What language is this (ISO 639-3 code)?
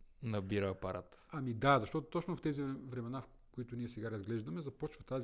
bul